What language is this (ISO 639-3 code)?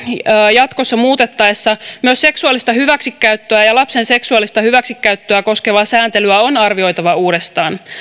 fin